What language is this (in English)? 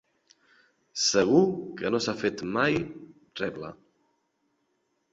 Catalan